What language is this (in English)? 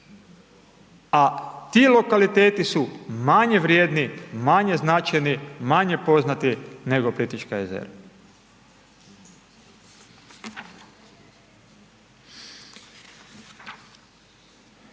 Croatian